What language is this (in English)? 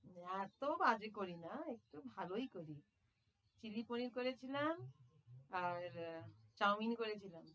Bangla